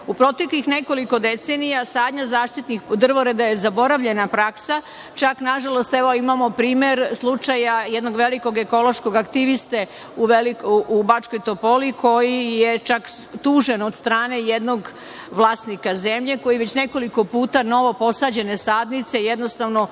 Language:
Serbian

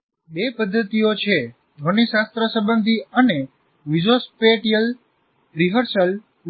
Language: Gujarati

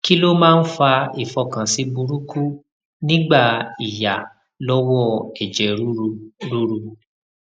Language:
Yoruba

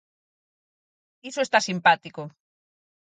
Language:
Galician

